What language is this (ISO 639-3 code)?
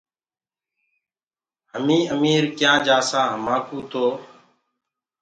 ggg